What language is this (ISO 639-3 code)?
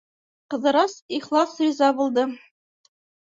bak